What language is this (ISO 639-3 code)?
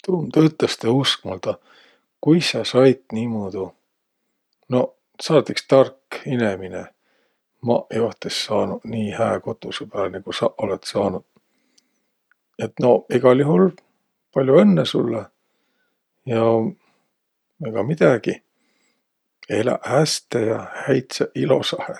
vro